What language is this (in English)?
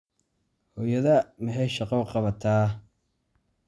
Somali